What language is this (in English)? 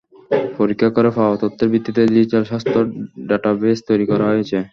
Bangla